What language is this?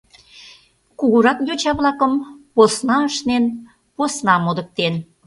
Mari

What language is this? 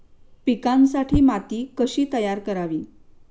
Marathi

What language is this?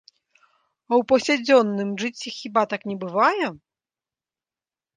Belarusian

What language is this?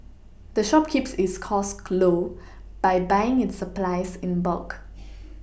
English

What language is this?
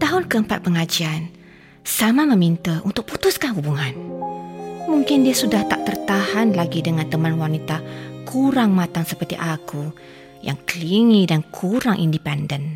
Malay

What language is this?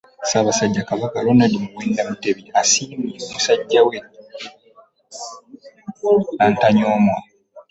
Ganda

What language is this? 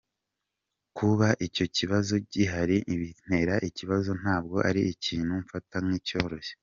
Kinyarwanda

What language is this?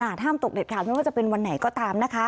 Thai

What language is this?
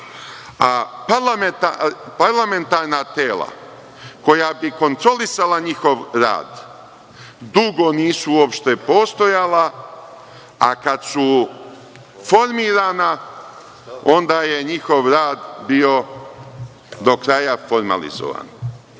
Serbian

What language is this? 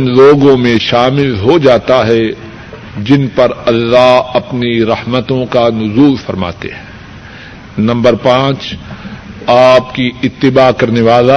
Urdu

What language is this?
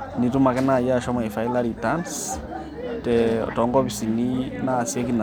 Masai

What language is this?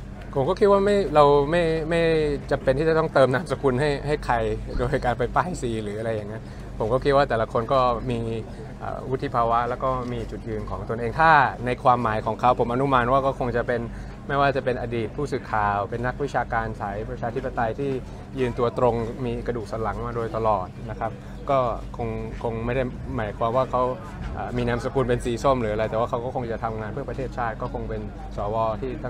Thai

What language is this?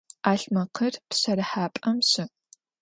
Adyghe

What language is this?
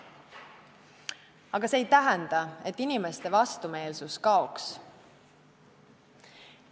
Estonian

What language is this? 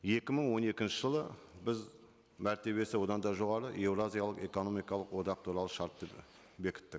Kazakh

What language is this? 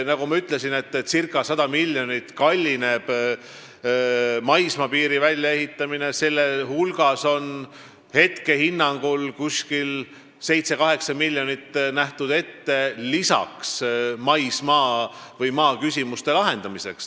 Estonian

